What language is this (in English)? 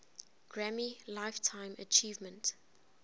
English